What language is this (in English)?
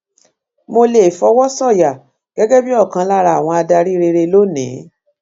Yoruba